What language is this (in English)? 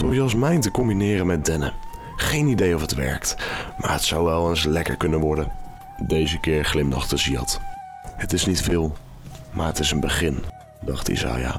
Dutch